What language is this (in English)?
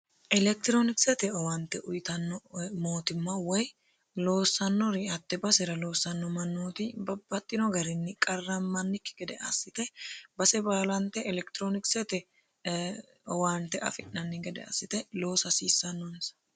Sidamo